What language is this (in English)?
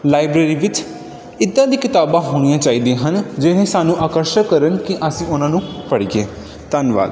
Punjabi